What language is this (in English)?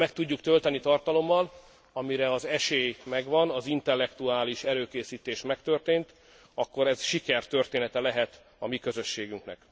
Hungarian